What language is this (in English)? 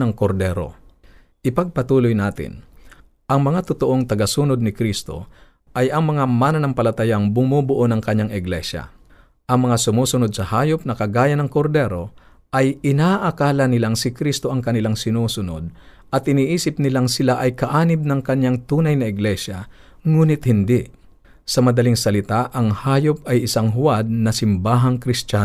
Filipino